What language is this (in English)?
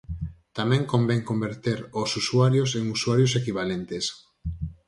Galician